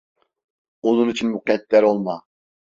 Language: Turkish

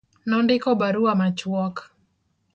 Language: Luo (Kenya and Tanzania)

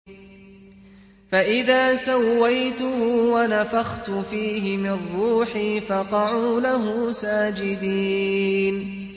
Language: Arabic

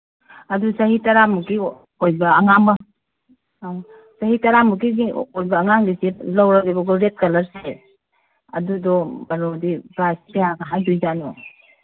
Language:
Manipuri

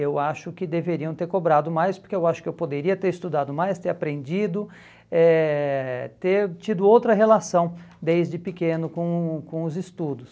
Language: Portuguese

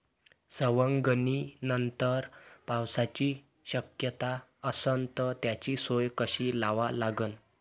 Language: Marathi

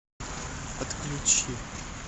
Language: Russian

